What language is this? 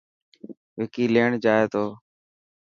Dhatki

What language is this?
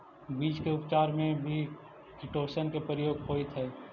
Magahi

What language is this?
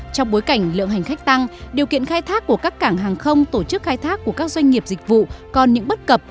Vietnamese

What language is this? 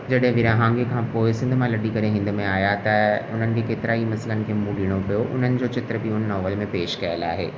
Sindhi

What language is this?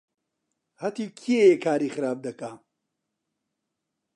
Central Kurdish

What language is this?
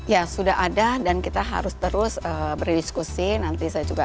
Indonesian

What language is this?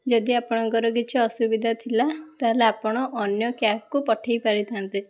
Odia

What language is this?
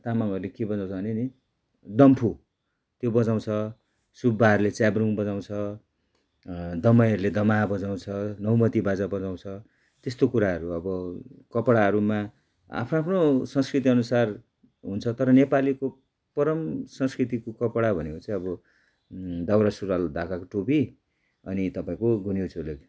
Nepali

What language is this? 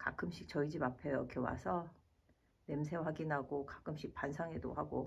Korean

